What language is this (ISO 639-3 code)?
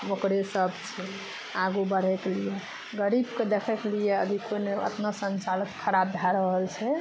mai